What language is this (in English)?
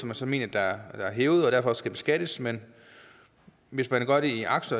Danish